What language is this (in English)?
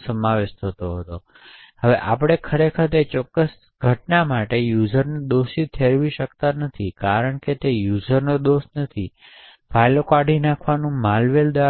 Gujarati